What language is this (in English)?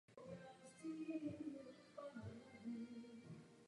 Czech